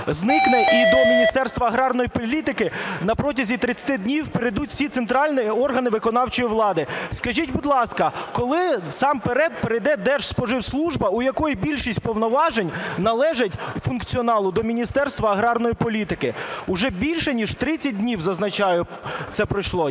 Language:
Ukrainian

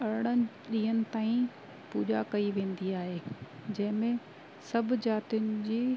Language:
Sindhi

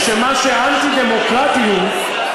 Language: Hebrew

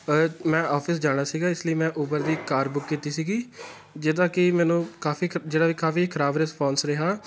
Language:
Punjabi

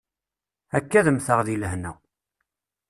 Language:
Kabyle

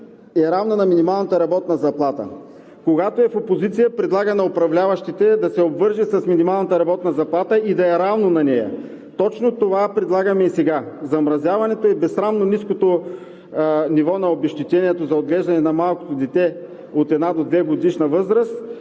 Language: Bulgarian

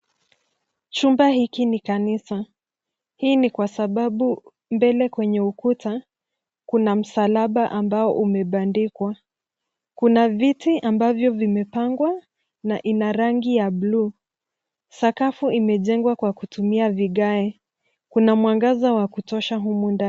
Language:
Swahili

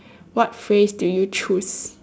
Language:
English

